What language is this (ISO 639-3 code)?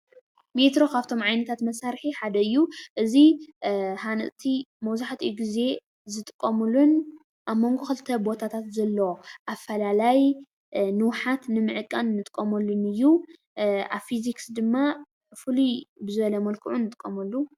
tir